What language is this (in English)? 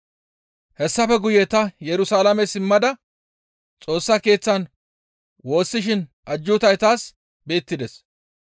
Gamo